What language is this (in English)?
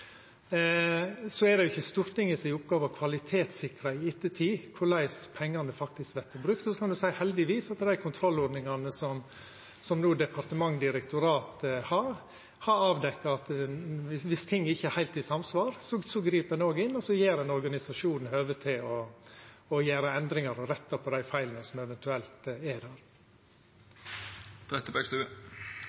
Norwegian Nynorsk